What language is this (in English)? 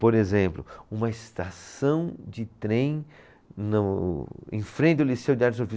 Portuguese